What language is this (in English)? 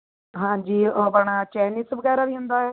Punjabi